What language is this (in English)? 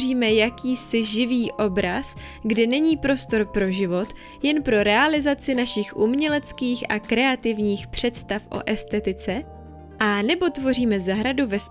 Czech